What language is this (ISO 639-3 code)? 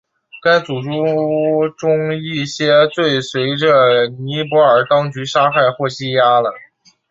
zho